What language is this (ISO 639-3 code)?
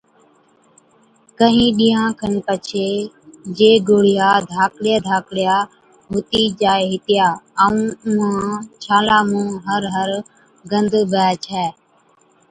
odk